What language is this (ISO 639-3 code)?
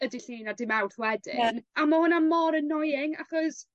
cym